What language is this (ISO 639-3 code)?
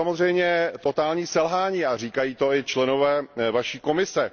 ces